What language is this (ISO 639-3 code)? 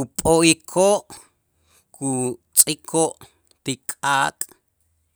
itz